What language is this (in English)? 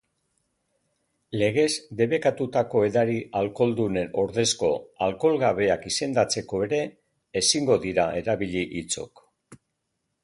Basque